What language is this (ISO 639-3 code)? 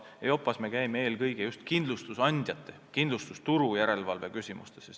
est